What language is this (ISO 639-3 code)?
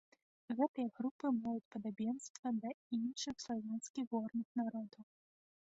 bel